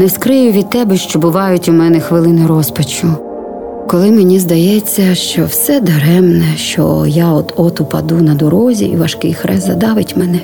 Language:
Ukrainian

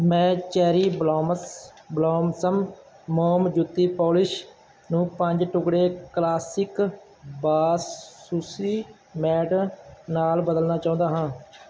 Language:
Punjabi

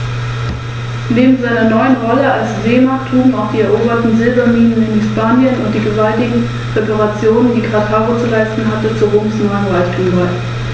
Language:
German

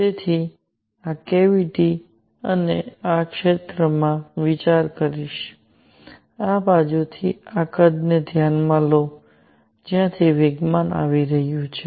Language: Gujarati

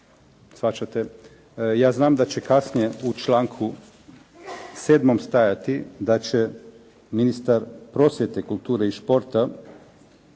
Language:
Croatian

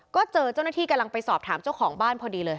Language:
Thai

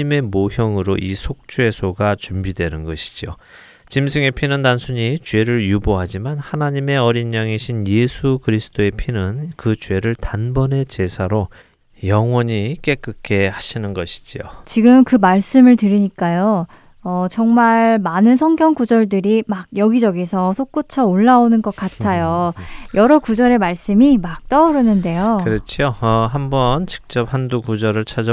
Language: Korean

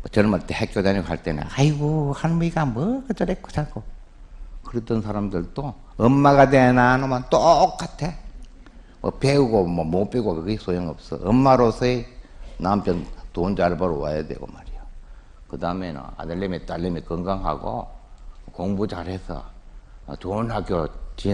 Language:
Korean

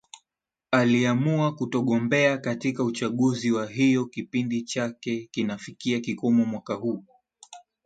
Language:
Swahili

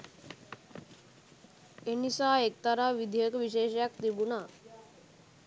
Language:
Sinhala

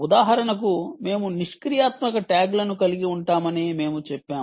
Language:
Telugu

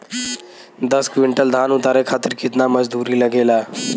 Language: Bhojpuri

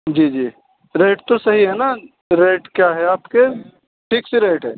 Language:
Urdu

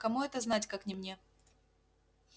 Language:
Russian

